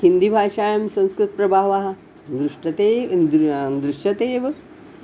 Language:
Sanskrit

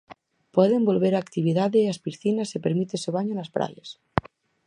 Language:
Galician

